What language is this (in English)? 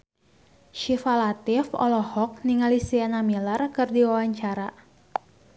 Sundanese